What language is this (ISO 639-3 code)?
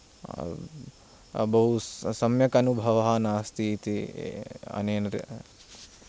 san